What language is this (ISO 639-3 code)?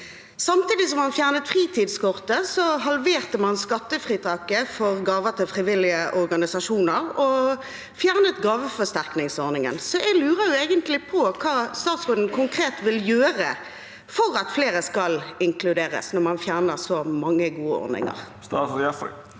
nor